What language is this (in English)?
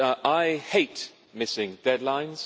English